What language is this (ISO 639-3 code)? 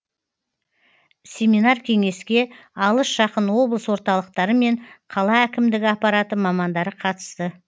kaz